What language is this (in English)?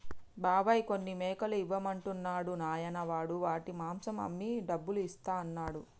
Telugu